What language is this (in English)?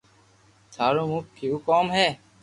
Loarki